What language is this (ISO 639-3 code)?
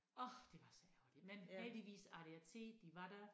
dan